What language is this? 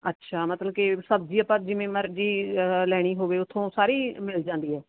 Punjabi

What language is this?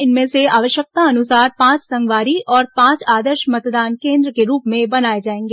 Hindi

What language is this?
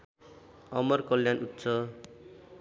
Nepali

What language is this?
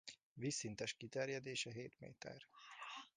Hungarian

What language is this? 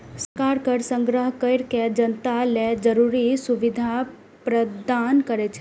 Maithili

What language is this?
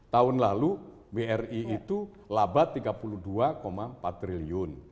Indonesian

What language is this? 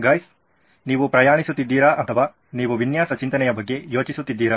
Kannada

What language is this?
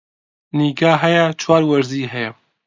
Central Kurdish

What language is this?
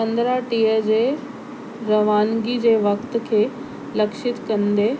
Sindhi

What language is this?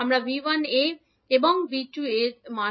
Bangla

